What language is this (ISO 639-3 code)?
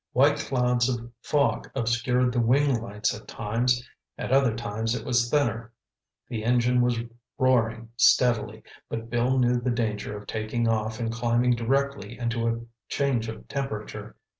eng